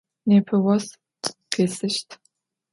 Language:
Adyghe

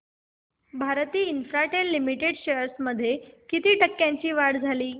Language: Marathi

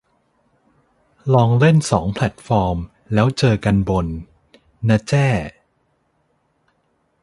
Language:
Thai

